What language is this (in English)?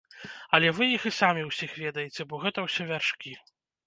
Belarusian